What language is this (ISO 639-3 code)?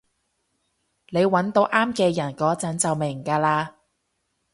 yue